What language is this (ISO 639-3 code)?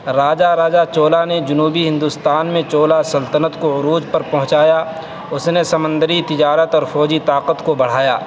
urd